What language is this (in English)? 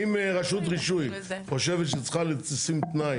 Hebrew